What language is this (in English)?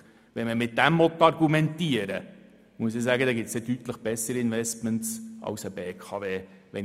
Swiss German